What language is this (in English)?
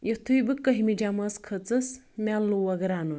Kashmiri